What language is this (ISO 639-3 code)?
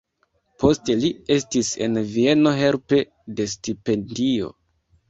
epo